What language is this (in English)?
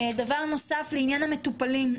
Hebrew